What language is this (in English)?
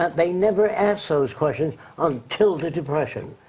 English